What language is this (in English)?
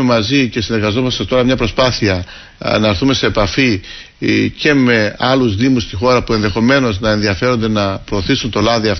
Greek